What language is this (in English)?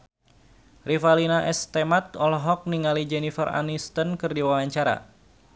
Sundanese